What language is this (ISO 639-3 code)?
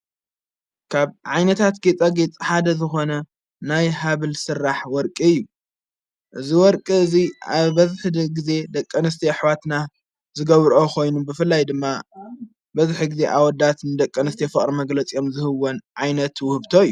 tir